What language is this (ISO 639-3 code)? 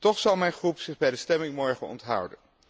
nld